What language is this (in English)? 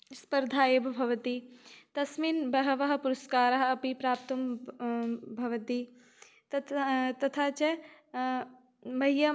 Sanskrit